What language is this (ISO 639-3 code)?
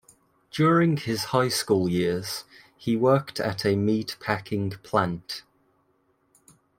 eng